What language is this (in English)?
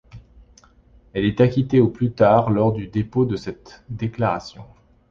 French